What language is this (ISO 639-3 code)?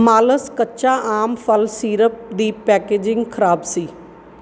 pan